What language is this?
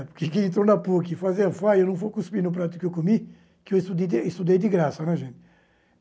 Portuguese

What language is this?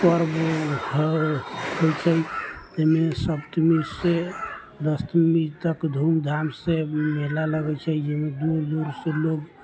Maithili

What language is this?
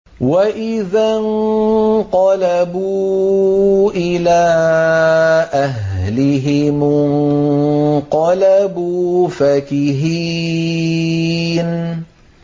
Arabic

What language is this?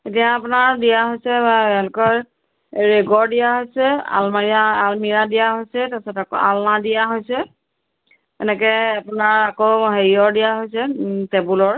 Assamese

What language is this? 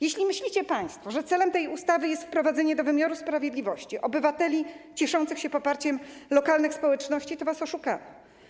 Polish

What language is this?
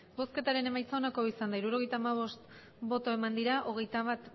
Basque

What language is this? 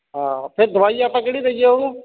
Punjabi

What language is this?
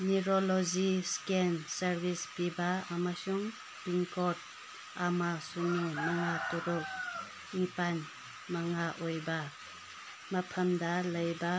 Manipuri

